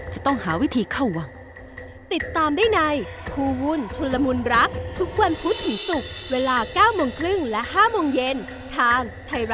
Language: Thai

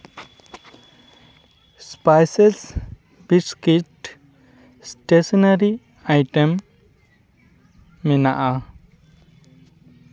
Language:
Santali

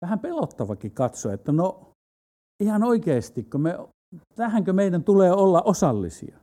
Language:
Finnish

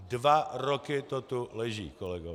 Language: Czech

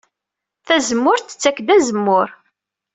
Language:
Kabyle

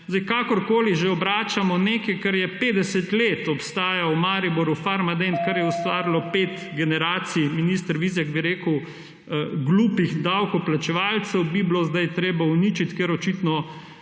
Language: Slovenian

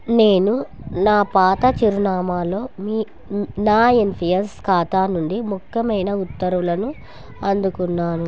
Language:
Telugu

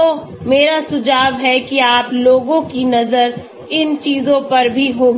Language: Hindi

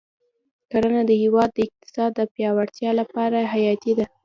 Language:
Pashto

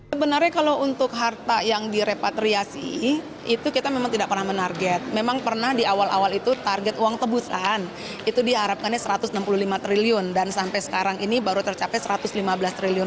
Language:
Indonesian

